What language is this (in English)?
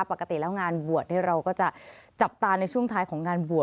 Thai